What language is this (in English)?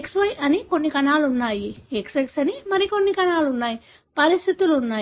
Telugu